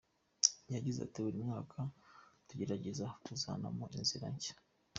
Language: Kinyarwanda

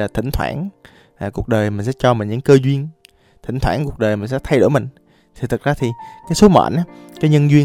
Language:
Vietnamese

